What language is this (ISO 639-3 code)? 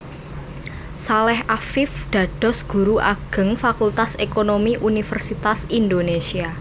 jav